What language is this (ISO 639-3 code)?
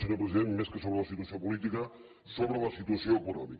cat